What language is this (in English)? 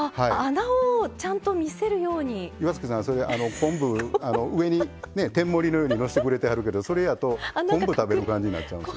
Japanese